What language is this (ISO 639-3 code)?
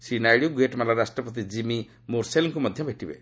ori